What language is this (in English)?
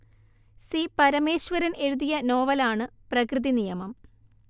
Malayalam